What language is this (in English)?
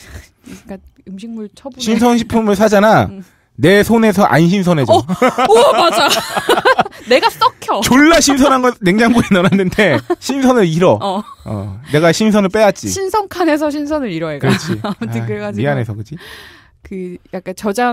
Korean